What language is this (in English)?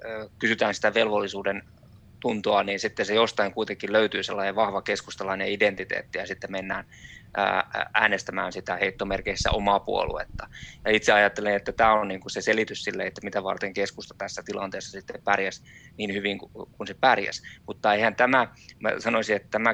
Finnish